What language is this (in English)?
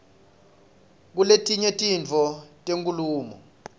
Swati